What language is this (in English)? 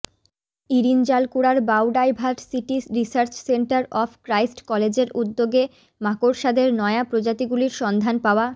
Bangla